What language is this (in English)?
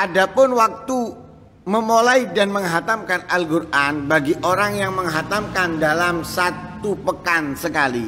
Indonesian